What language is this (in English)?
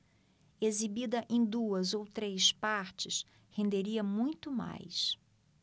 Portuguese